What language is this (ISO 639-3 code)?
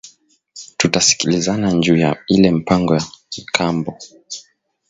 swa